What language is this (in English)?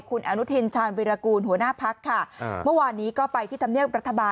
Thai